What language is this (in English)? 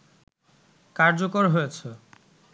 Bangla